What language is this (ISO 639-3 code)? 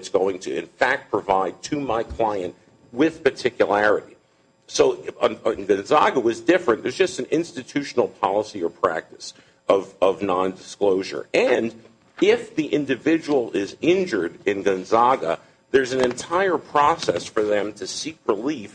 eng